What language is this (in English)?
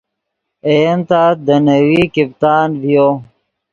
Yidgha